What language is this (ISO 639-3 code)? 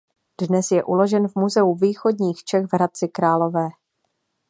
ces